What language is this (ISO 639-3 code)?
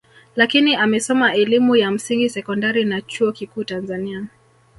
swa